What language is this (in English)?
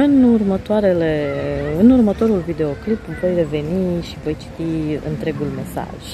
Romanian